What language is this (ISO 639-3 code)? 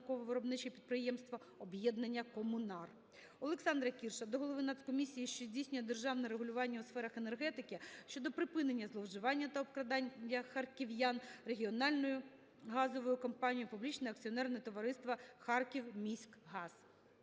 ukr